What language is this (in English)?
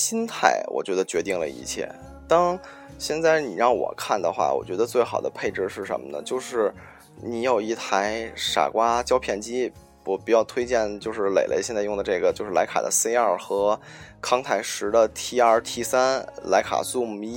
Chinese